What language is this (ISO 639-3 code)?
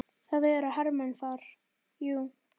isl